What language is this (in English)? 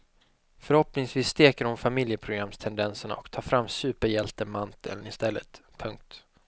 Swedish